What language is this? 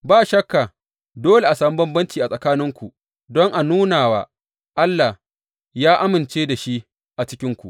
Hausa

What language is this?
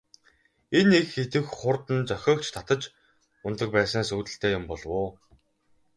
Mongolian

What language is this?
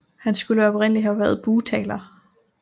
Danish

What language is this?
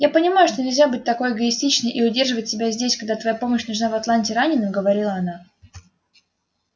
Russian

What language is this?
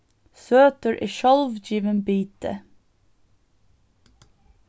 Faroese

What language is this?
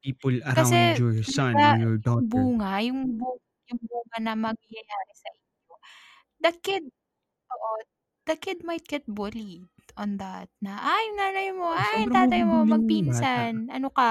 Filipino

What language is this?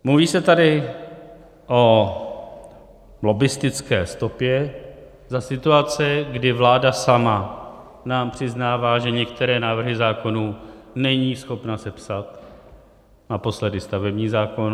Czech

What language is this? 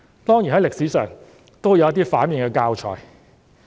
Cantonese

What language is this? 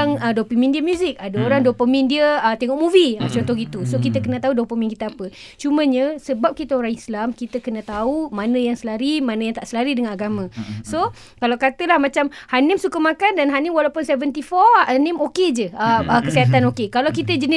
Malay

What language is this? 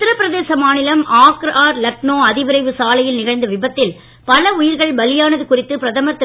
Tamil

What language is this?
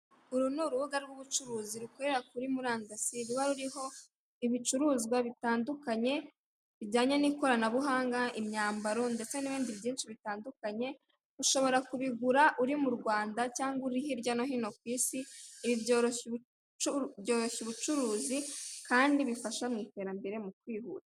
Kinyarwanda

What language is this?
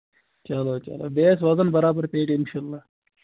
Kashmiri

